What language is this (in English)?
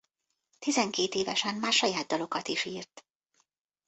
Hungarian